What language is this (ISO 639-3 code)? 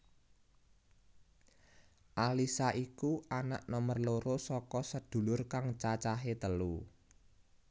jav